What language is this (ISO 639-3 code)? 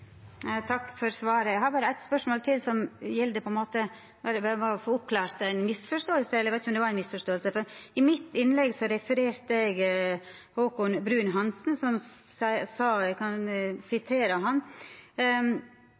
nor